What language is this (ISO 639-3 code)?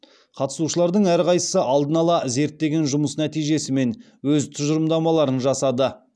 kaz